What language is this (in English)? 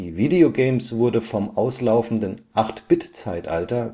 German